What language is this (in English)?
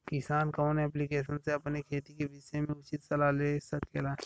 Bhojpuri